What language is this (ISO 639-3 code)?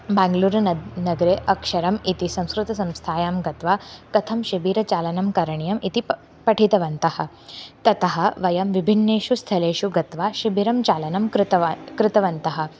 san